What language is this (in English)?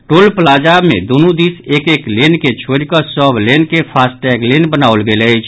Maithili